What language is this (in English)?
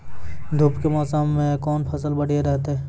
Maithili